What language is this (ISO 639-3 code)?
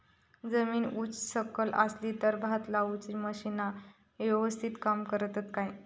mar